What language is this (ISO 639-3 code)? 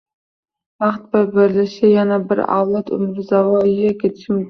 uzb